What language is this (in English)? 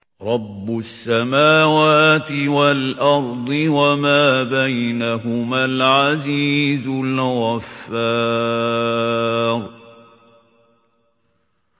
Arabic